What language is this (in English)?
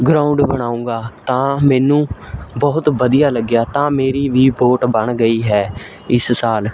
Punjabi